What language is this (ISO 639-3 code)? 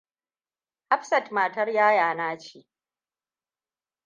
hau